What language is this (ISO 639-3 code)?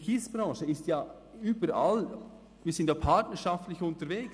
gsw